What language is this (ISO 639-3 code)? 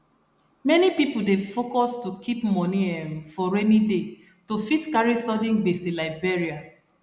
pcm